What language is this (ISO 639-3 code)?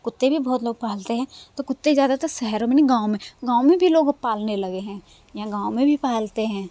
hin